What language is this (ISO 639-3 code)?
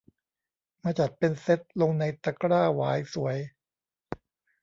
tha